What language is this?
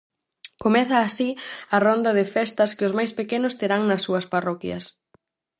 Galician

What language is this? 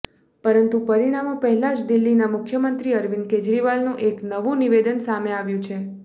Gujarati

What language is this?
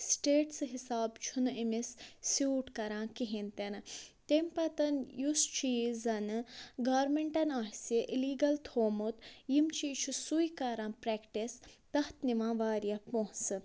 Kashmiri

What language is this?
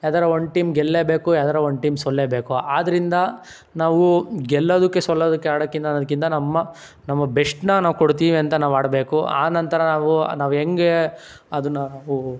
Kannada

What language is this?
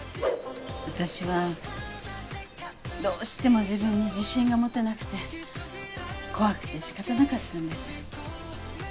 Japanese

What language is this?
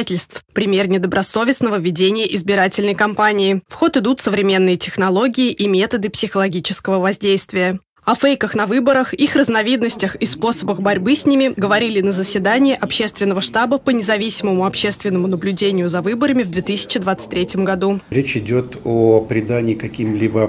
Russian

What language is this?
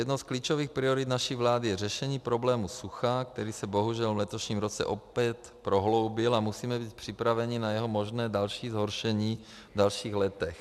Czech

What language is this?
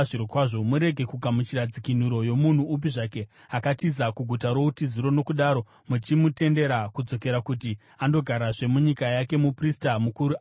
Shona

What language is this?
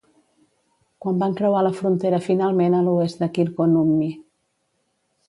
Catalan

